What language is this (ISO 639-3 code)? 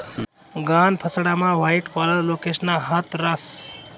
mar